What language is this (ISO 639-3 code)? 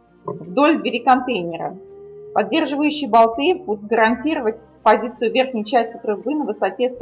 rus